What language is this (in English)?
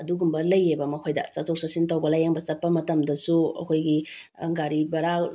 Manipuri